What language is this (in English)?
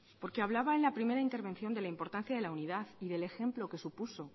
Spanish